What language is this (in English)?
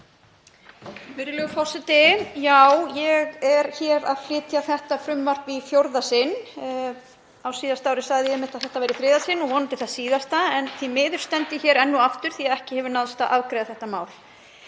Icelandic